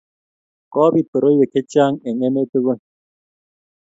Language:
Kalenjin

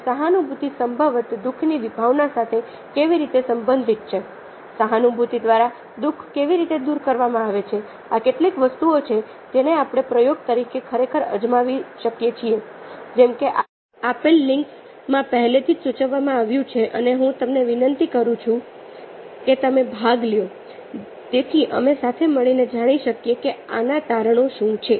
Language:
Gujarati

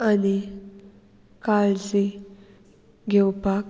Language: Konkani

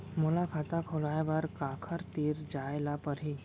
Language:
Chhattisgarhi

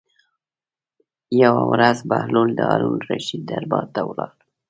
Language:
Pashto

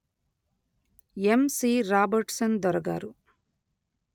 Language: Telugu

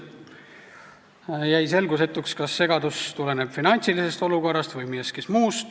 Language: Estonian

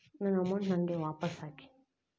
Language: Kannada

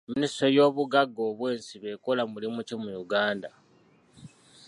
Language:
Ganda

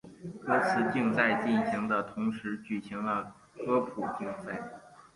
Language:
Chinese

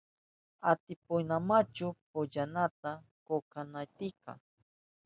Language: Southern Pastaza Quechua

